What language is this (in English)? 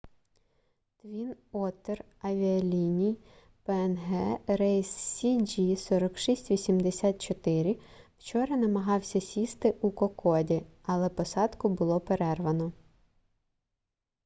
Ukrainian